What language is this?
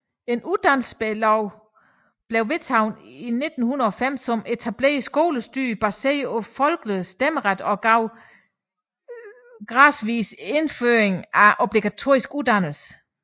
Danish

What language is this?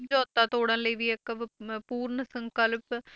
Punjabi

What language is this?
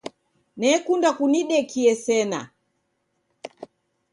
Taita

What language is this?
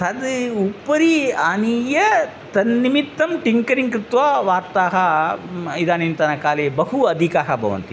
Sanskrit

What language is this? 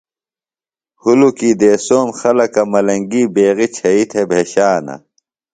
Phalura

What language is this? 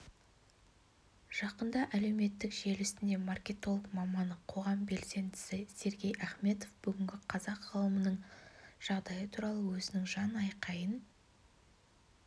Kazakh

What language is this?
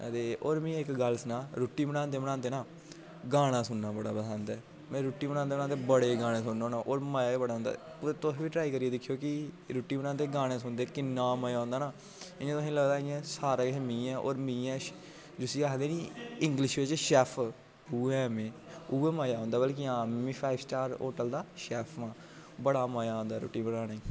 Dogri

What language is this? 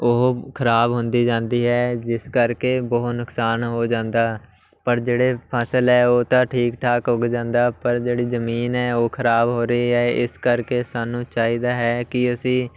Punjabi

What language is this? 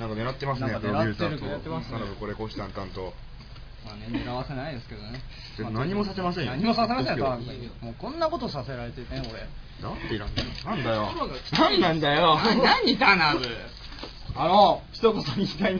Japanese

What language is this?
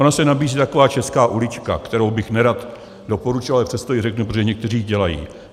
Czech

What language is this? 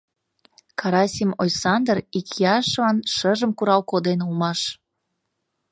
Mari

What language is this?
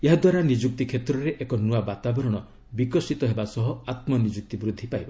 Odia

